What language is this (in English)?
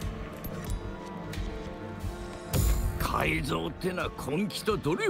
Korean